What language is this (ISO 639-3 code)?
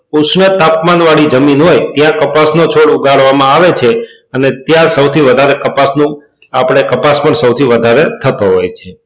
guj